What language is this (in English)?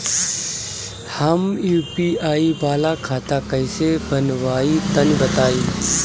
Bhojpuri